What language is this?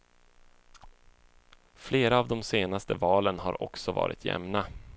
Swedish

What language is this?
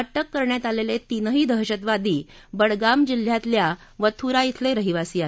Marathi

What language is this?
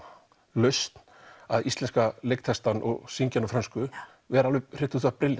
Icelandic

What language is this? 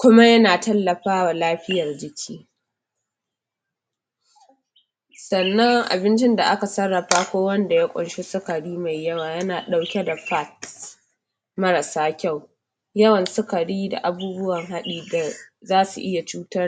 Hausa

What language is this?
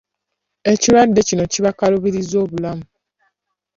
Ganda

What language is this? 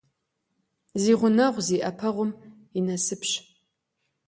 Kabardian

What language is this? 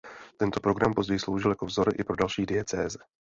Czech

